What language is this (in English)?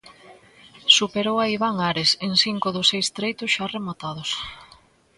Galician